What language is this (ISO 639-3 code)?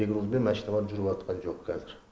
kaz